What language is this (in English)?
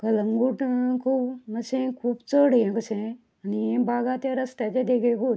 Konkani